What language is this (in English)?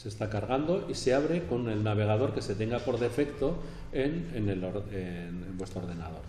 Spanish